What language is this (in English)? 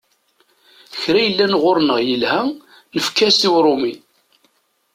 Kabyle